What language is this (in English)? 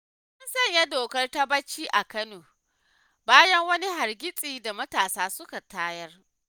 Hausa